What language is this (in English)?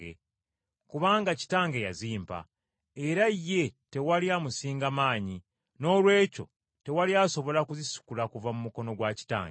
Ganda